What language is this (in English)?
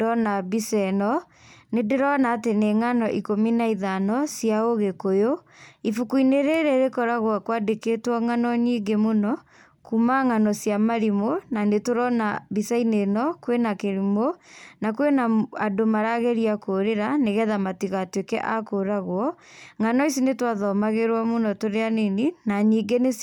Kikuyu